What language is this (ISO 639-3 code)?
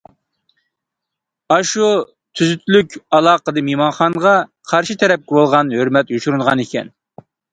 uig